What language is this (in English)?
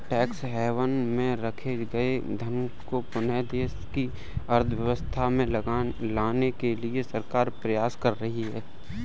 Hindi